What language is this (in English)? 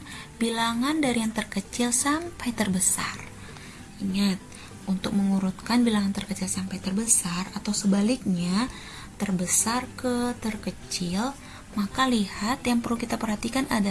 Indonesian